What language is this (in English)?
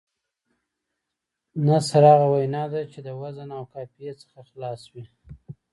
Pashto